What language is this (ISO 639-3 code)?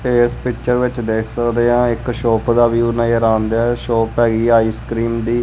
pan